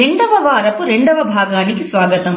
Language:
Telugu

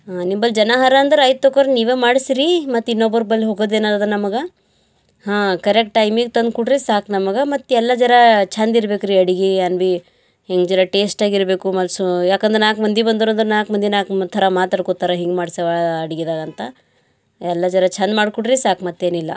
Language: Kannada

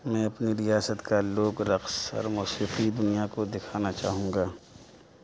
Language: Urdu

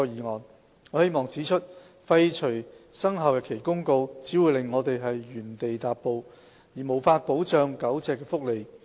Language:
Cantonese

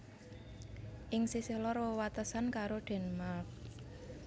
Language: Javanese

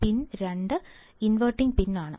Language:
Malayalam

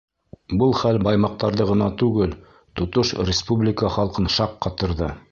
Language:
Bashkir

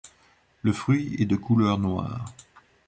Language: French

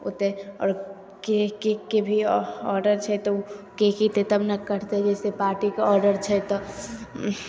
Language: Maithili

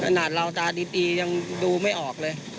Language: Thai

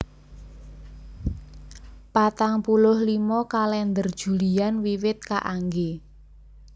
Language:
Javanese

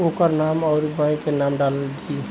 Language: Bhojpuri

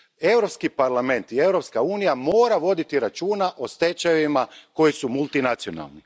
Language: Croatian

